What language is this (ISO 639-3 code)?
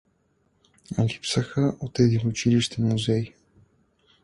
bul